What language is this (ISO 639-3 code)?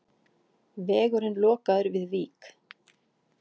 isl